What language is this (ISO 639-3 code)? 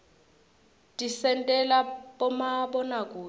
ssw